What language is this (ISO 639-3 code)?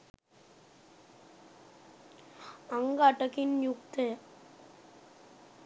sin